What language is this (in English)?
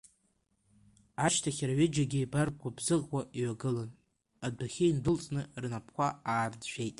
Abkhazian